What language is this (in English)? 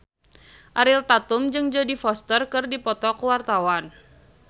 Sundanese